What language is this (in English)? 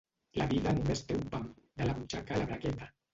Catalan